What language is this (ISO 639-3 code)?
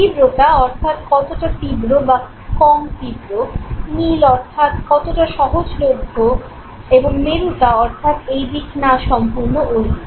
ben